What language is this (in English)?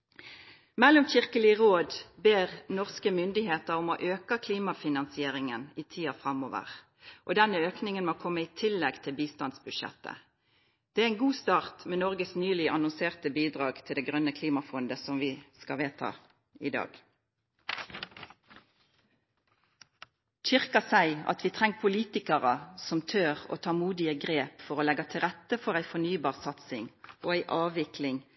Norwegian Nynorsk